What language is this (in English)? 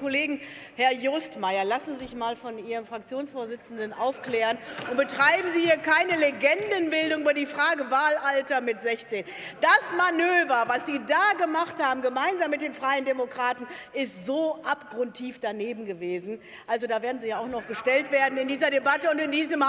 German